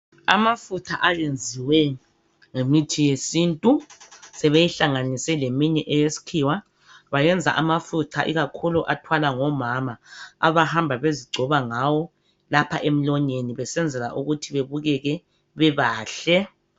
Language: North Ndebele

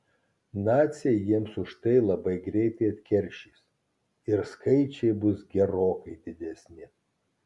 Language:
Lithuanian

